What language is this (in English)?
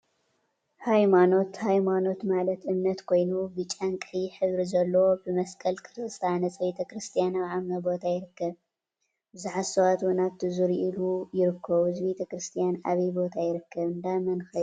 Tigrinya